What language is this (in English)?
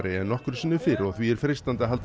Icelandic